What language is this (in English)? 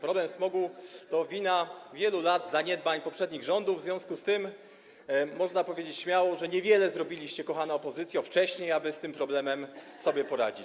Polish